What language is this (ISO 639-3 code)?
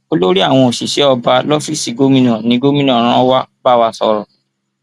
yor